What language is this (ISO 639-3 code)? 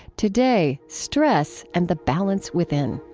eng